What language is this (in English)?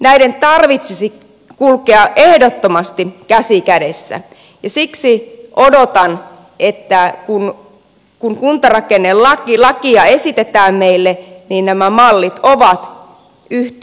Finnish